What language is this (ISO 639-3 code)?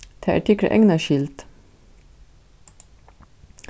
fao